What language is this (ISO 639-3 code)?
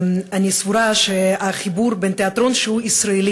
heb